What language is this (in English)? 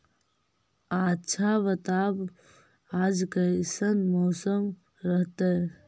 Magahi